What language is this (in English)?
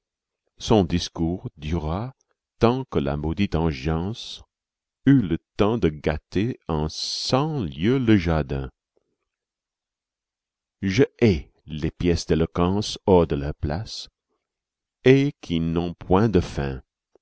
French